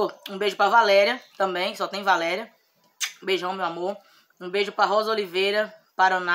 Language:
Portuguese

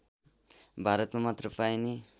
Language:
Nepali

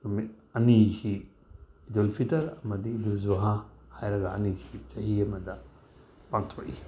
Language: Manipuri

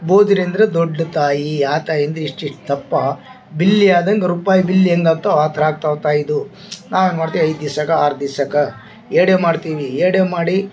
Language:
Kannada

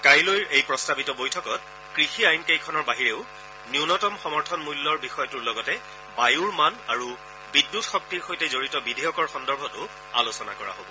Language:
Assamese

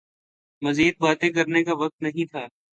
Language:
Urdu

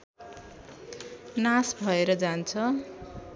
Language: Nepali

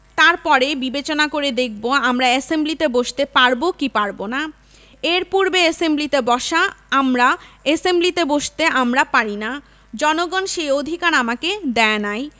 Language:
Bangla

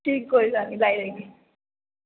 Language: Dogri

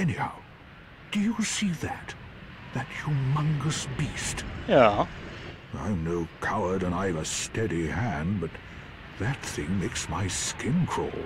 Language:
German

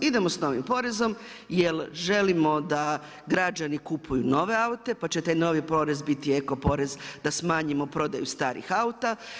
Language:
Croatian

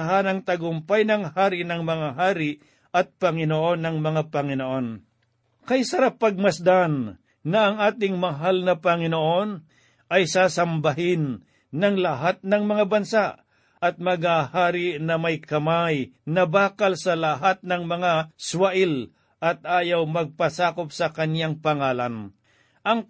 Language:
Filipino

